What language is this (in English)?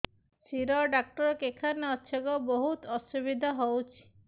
Odia